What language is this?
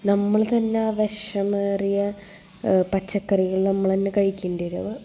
Malayalam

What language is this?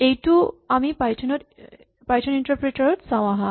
Assamese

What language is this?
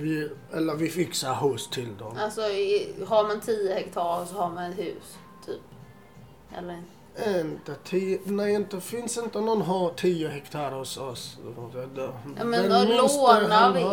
Swedish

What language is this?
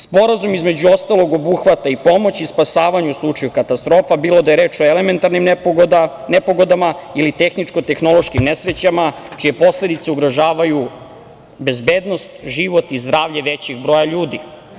Serbian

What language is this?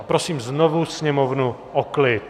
Czech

